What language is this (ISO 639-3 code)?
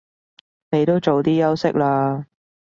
yue